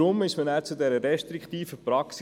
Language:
Swiss German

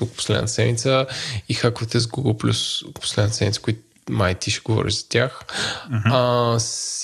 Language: Bulgarian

